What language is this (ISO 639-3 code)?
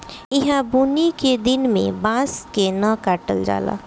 bho